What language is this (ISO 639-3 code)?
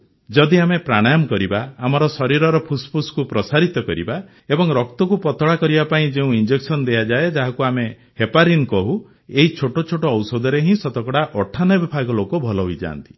ori